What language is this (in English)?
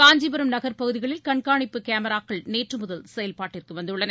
Tamil